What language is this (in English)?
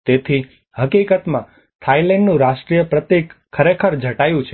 Gujarati